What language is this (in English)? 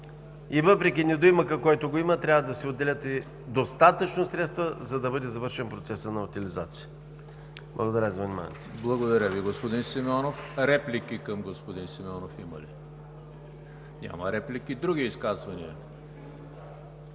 Bulgarian